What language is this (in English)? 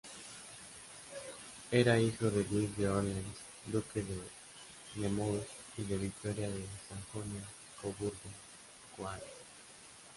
Spanish